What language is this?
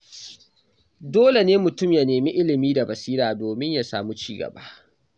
Hausa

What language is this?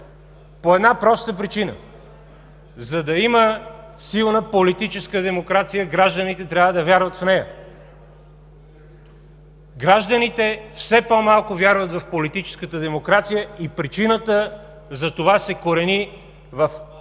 Bulgarian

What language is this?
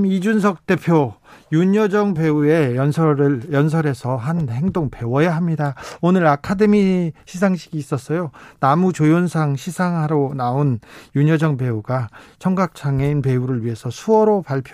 Korean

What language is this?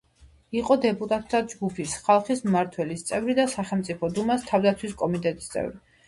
Georgian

